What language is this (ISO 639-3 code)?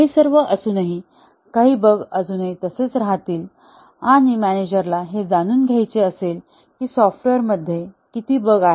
mar